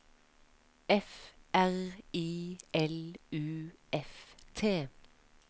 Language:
Norwegian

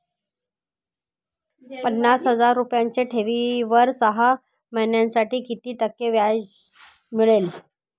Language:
Marathi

